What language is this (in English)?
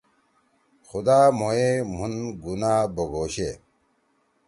Torwali